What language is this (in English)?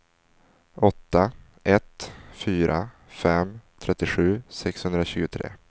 Swedish